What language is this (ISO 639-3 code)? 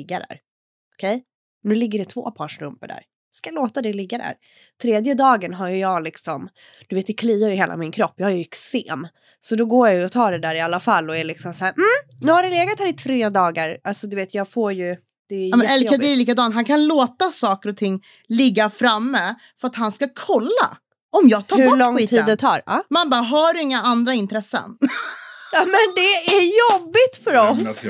swe